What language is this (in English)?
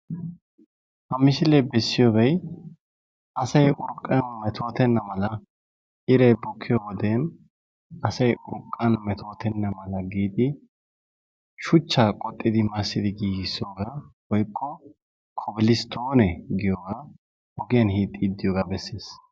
Wolaytta